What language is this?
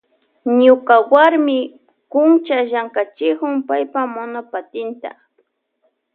Loja Highland Quichua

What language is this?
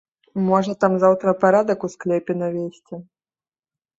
Belarusian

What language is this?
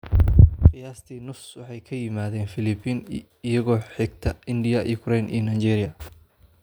Somali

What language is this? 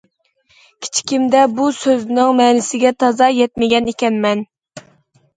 Uyghur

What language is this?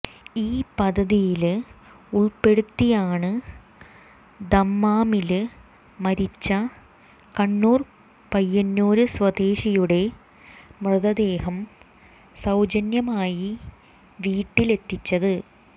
Malayalam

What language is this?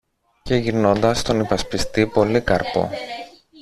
Greek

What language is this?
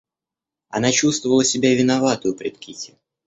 Russian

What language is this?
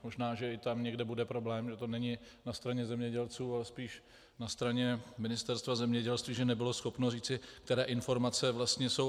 Czech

